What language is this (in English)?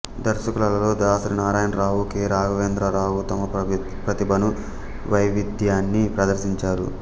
Telugu